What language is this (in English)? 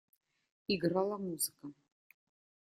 Russian